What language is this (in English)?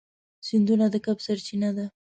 Pashto